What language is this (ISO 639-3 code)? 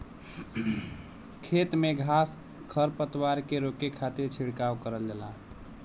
bho